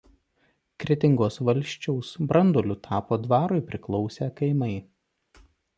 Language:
Lithuanian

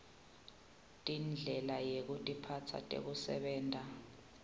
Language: Swati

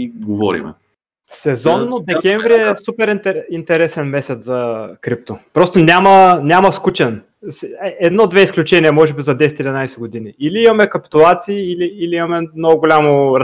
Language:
Bulgarian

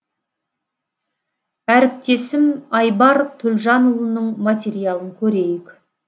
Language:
Kazakh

